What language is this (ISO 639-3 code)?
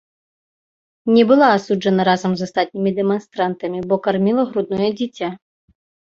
bel